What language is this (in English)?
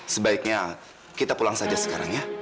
Indonesian